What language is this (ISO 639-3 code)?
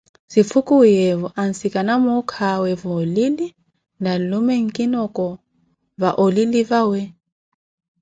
eko